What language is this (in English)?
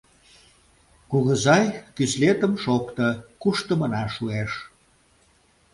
Mari